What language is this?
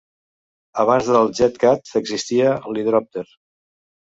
Catalan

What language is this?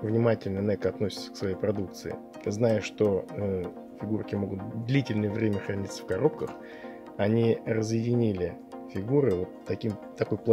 Russian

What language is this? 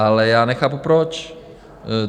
Czech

